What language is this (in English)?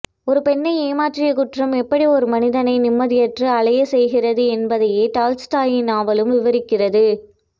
Tamil